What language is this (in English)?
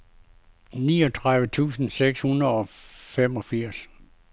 Danish